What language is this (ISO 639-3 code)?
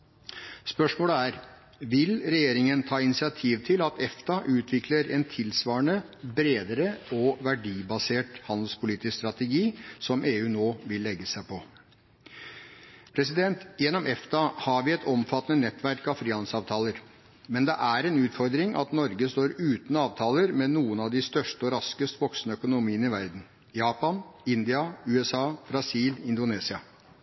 nob